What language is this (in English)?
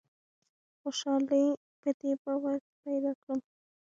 Pashto